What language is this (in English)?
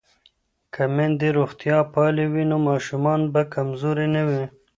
Pashto